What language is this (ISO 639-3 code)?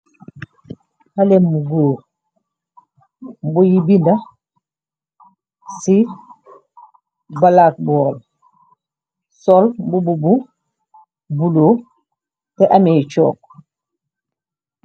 wol